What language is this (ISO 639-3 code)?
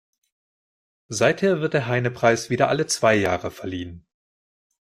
deu